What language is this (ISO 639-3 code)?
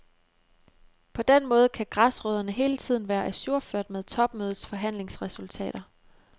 dan